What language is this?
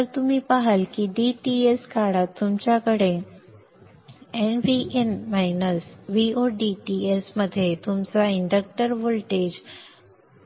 Marathi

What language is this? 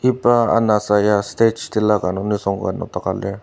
Ao Naga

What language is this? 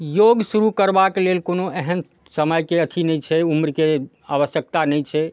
Maithili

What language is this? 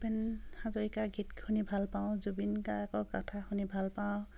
Assamese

